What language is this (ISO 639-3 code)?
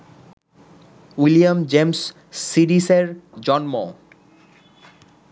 ben